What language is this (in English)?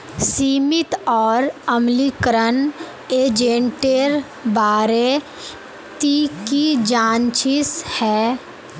Magahi